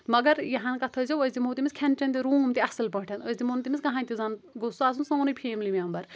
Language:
Kashmiri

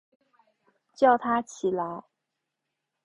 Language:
Chinese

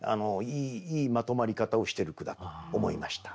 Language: Japanese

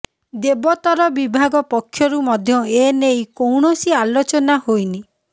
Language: Odia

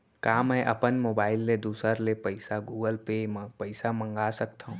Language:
Chhattisgarhi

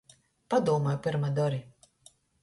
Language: Latgalian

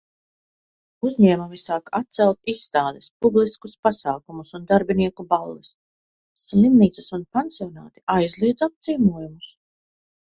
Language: Latvian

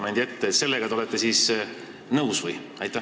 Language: Estonian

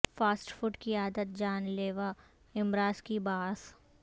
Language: Urdu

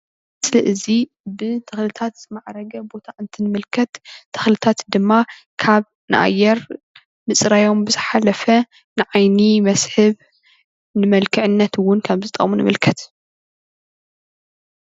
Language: Tigrinya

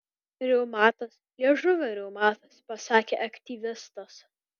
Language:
Lithuanian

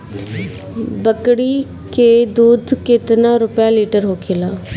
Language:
Bhojpuri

